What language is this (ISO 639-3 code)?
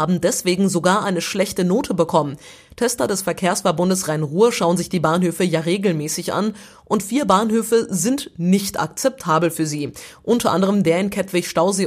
deu